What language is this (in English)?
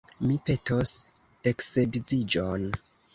Esperanto